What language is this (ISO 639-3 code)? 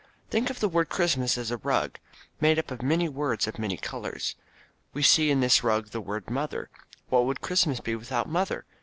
eng